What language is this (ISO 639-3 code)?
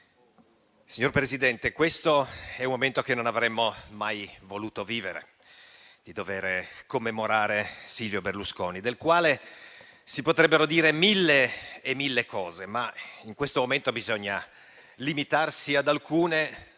ita